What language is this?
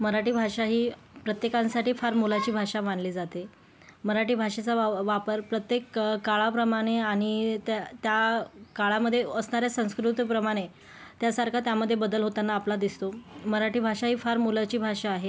Marathi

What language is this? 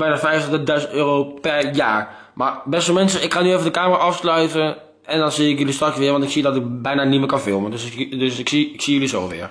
Dutch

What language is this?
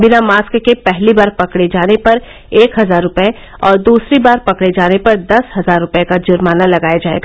Hindi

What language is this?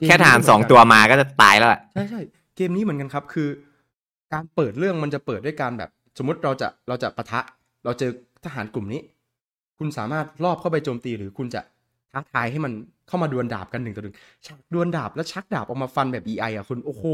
Thai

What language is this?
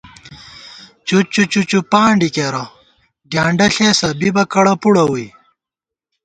Gawar-Bati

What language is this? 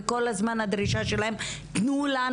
Hebrew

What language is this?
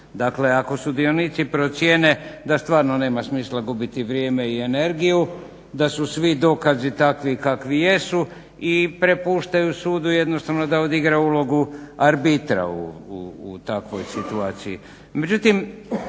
Croatian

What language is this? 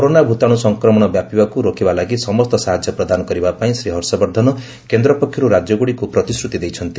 Odia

